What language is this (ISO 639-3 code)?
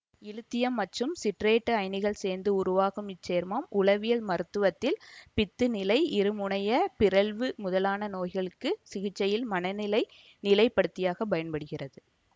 tam